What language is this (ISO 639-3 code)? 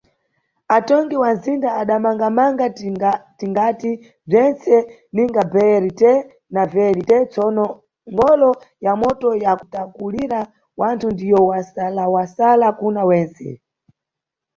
nyu